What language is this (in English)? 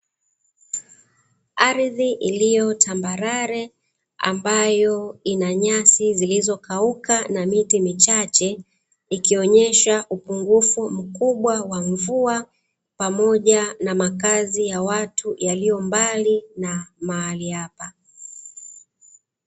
Swahili